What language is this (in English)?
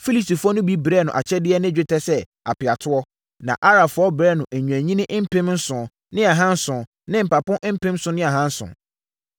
Akan